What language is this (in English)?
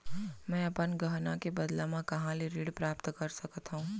Chhattisgarhi